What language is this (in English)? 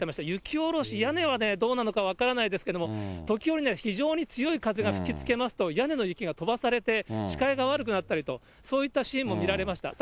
Japanese